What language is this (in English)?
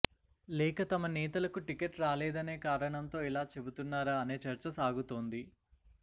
Telugu